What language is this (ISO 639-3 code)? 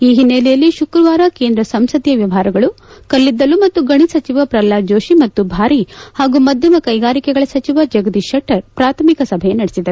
kan